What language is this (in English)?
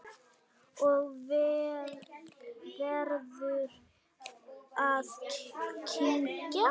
Icelandic